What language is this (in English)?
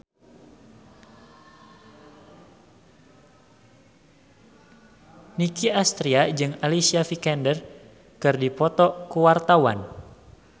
Sundanese